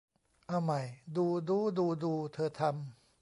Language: Thai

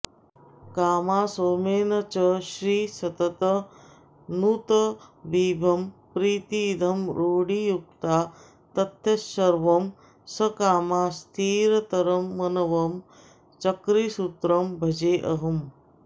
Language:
Sanskrit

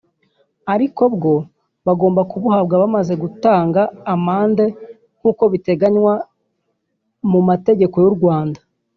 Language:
Kinyarwanda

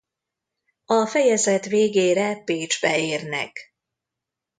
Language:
Hungarian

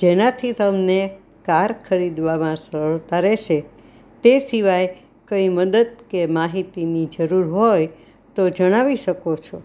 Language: Gujarati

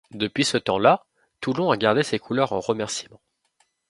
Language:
French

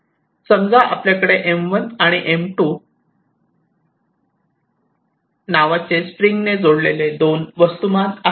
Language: Marathi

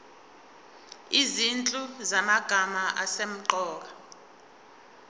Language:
Zulu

